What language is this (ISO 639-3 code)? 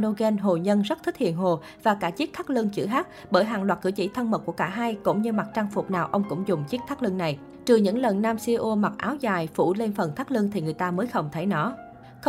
vie